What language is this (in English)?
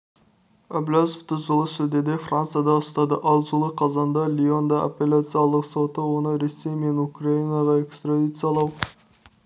Kazakh